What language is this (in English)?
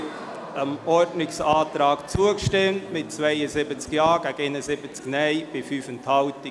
Swiss German